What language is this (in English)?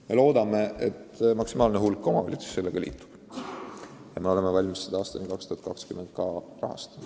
Estonian